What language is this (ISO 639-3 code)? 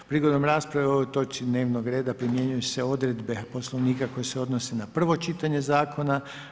hrv